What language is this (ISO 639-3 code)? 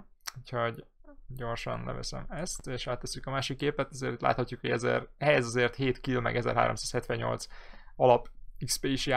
hun